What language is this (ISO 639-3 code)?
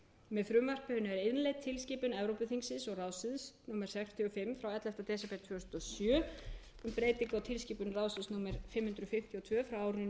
isl